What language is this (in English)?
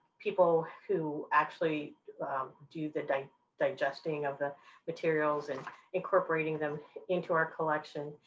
English